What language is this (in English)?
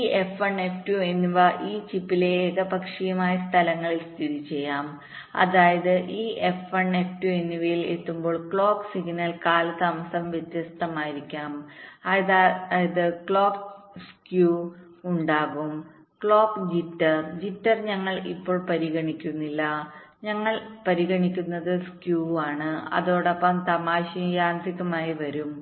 Malayalam